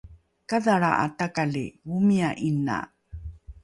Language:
Rukai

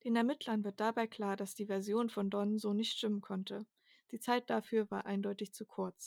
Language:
German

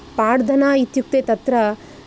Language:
Sanskrit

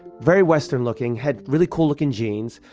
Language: English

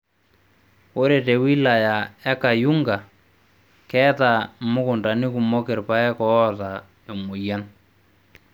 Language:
Masai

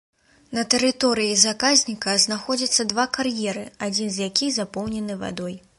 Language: Belarusian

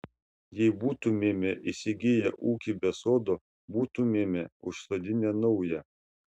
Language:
Lithuanian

